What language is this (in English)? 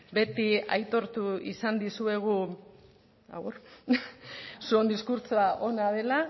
Basque